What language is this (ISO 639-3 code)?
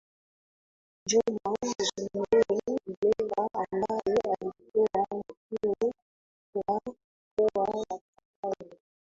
swa